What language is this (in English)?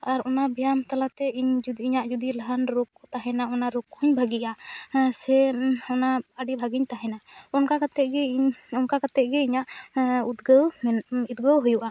Santali